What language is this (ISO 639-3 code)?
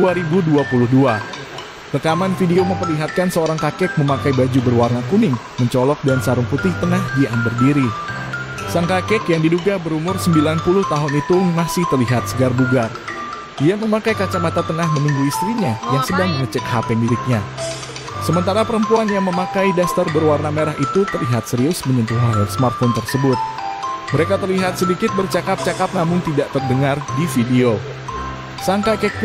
ind